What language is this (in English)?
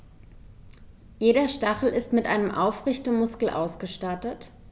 German